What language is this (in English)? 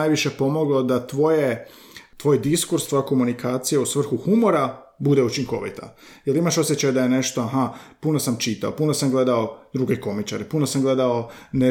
Croatian